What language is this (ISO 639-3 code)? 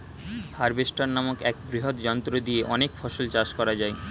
ben